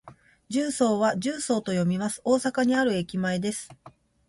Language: Japanese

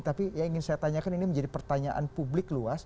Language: Indonesian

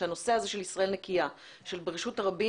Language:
Hebrew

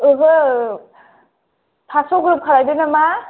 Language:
Bodo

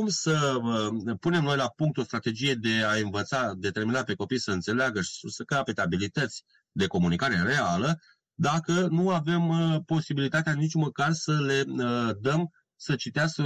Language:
Romanian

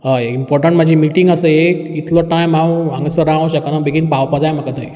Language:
Konkani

